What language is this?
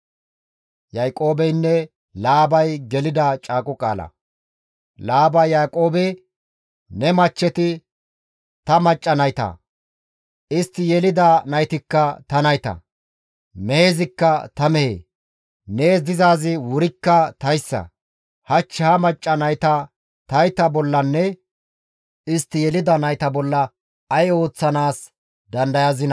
Gamo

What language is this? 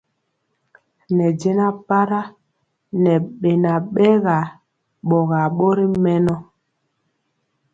Mpiemo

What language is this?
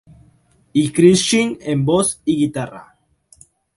Spanish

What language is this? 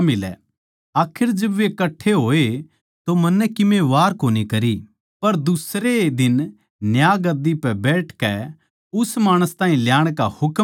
Haryanvi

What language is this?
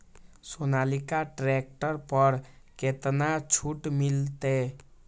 Maithili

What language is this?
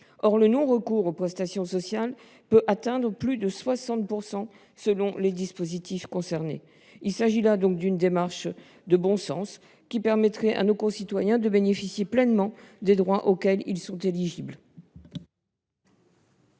French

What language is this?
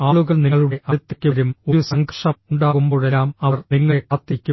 Malayalam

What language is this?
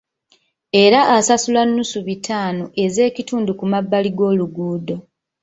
Ganda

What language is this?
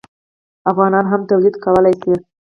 Pashto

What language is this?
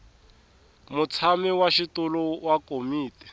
Tsonga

